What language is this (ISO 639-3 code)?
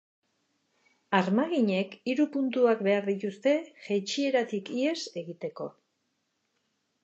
eus